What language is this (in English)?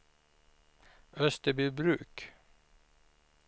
Swedish